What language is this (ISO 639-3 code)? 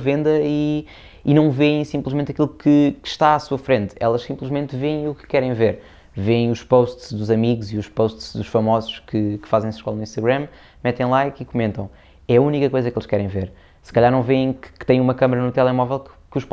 por